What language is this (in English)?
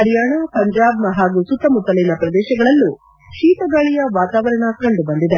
Kannada